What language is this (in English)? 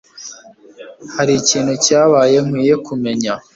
Kinyarwanda